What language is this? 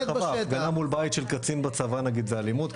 Hebrew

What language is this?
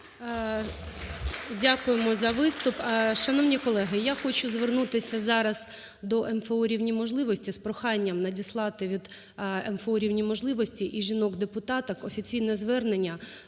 Ukrainian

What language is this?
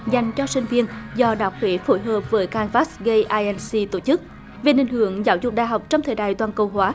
Vietnamese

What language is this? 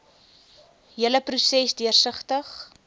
Afrikaans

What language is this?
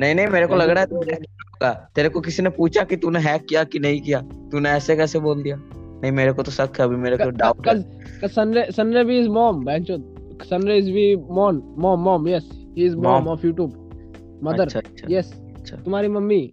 Hindi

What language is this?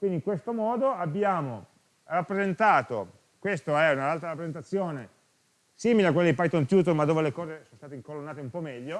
Italian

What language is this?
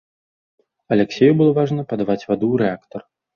Belarusian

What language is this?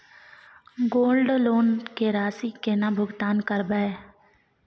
Maithili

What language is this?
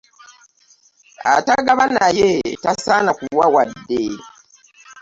Ganda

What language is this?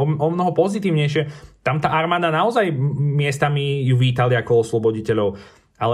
Slovak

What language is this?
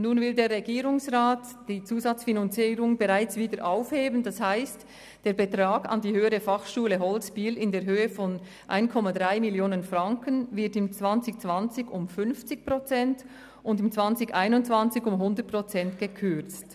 Swiss German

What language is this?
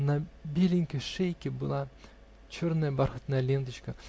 Russian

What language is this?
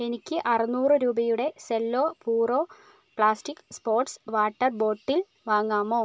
Malayalam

